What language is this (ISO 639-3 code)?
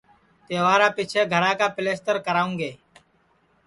ssi